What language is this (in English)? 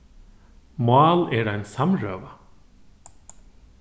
Faroese